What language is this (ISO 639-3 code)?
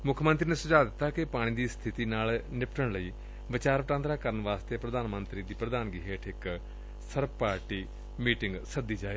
pan